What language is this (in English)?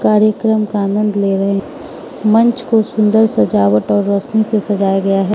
Hindi